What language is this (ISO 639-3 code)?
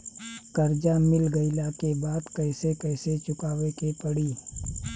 bho